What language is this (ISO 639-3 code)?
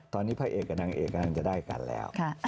tha